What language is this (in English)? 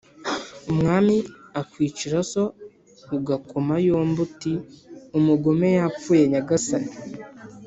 Kinyarwanda